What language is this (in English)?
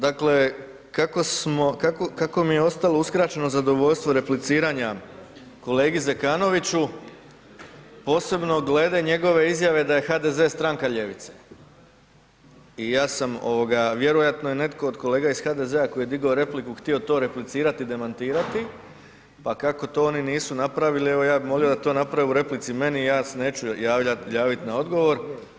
Croatian